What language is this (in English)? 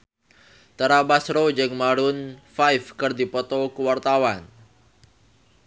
Sundanese